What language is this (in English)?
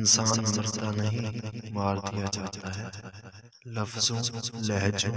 Arabic